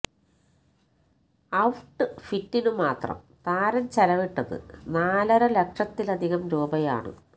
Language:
Malayalam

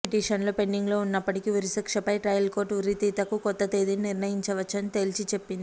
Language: Telugu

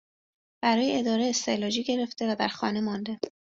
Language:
Persian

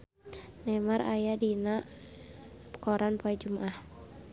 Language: Sundanese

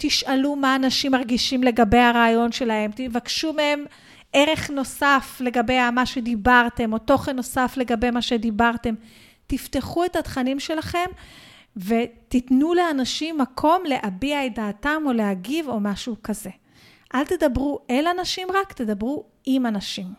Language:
Hebrew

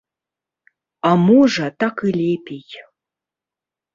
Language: Belarusian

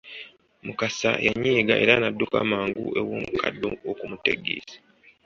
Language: Ganda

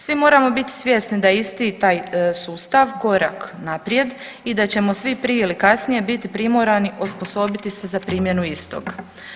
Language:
Croatian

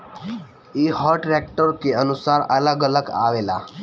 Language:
Bhojpuri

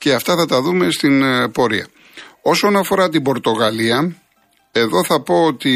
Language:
Greek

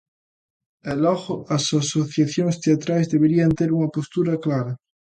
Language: Galician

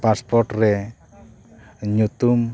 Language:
Santali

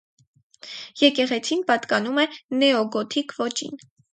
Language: Armenian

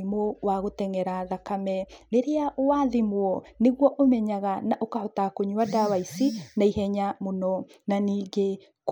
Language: Kikuyu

